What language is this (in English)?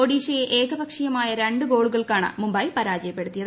Malayalam